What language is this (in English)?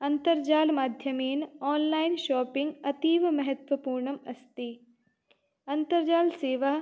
Sanskrit